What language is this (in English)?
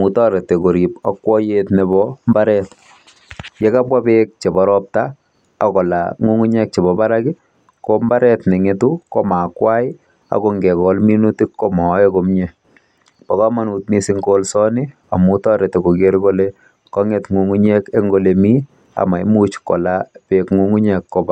Kalenjin